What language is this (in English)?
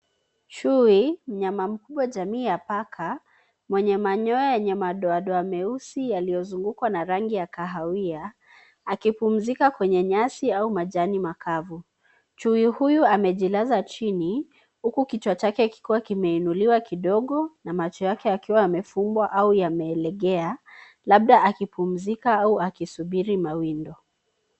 Swahili